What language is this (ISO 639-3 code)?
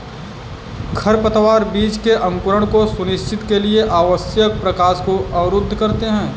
hin